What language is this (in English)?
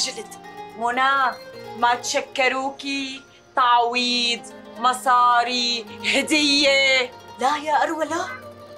Arabic